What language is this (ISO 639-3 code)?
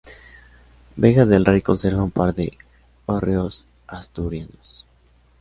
spa